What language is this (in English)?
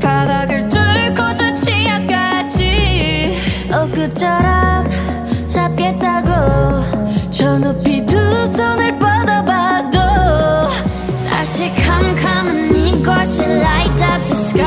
Korean